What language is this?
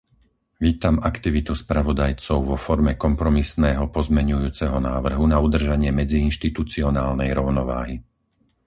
Slovak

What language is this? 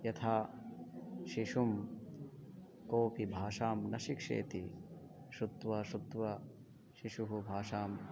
Sanskrit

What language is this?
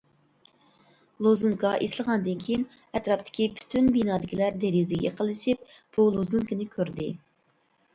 Uyghur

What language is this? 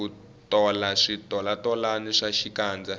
Tsonga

